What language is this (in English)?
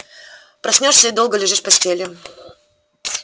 Russian